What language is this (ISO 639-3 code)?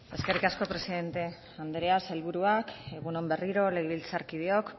eus